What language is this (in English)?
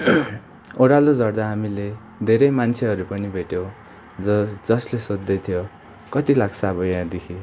Nepali